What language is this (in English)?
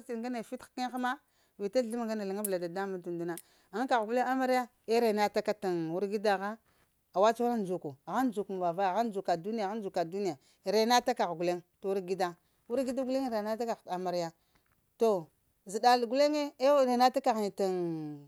Lamang